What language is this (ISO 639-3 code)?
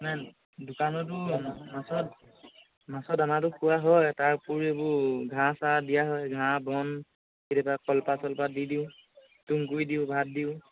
asm